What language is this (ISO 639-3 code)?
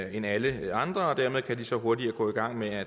dan